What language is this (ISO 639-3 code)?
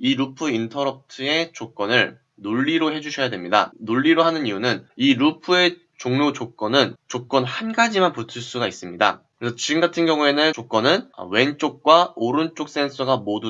kor